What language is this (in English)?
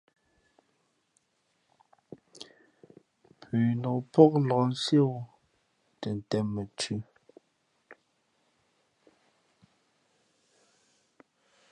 Fe'fe'